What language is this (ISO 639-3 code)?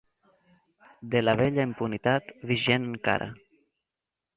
cat